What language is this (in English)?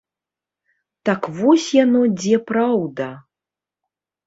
Belarusian